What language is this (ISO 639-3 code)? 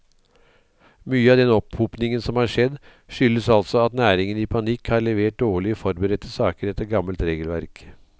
nor